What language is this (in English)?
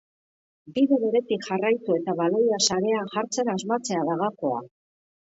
Basque